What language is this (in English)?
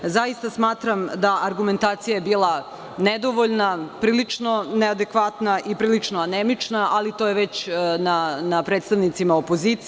Serbian